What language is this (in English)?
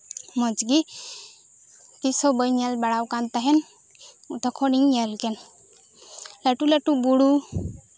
Santali